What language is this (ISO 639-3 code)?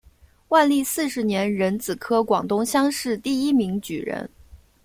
zho